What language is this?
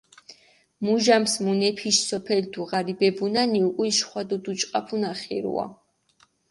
Mingrelian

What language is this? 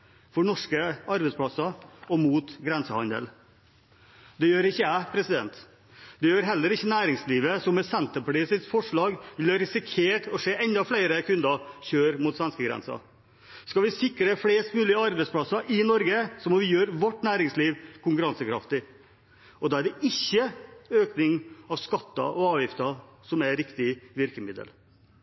Norwegian Bokmål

